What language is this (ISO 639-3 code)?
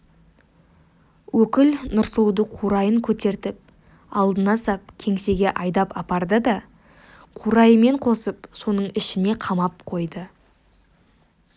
kaz